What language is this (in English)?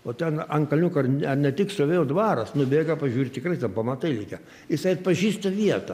Lithuanian